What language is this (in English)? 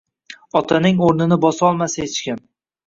Uzbek